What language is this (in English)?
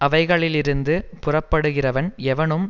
Tamil